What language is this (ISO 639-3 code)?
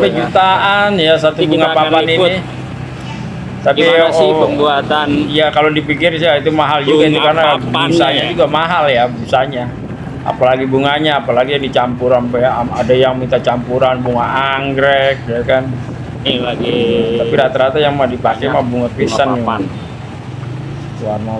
ind